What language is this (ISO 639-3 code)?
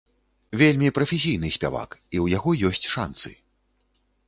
bel